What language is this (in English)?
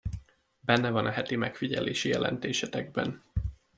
Hungarian